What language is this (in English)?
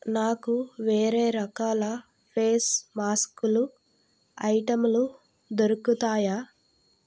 Telugu